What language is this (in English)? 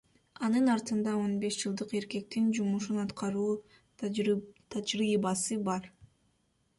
Kyrgyz